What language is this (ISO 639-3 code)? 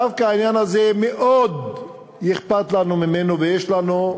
heb